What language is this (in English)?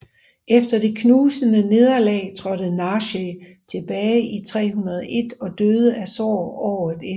Danish